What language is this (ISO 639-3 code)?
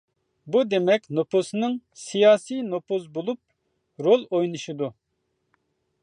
uig